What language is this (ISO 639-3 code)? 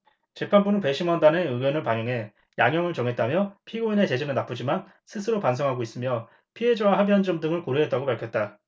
kor